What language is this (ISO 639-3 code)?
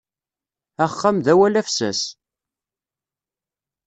kab